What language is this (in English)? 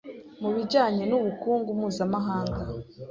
Kinyarwanda